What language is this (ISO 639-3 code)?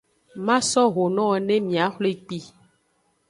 ajg